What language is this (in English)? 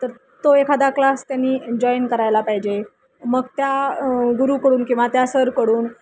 Marathi